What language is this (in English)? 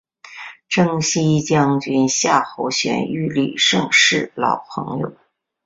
Chinese